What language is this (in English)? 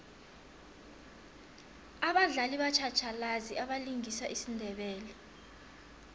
South Ndebele